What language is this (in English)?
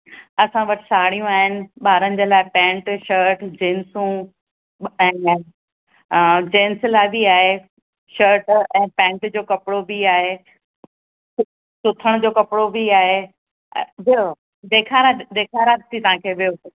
Sindhi